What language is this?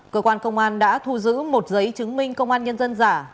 Vietnamese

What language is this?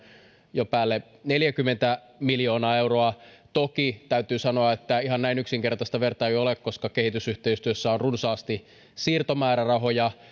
Finnish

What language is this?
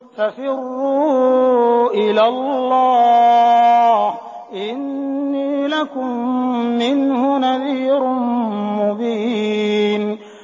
Arabic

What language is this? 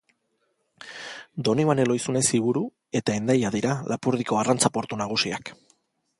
Basque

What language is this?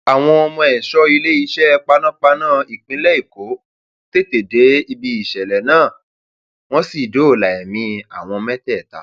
Yoruba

